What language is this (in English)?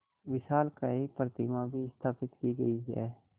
Hindi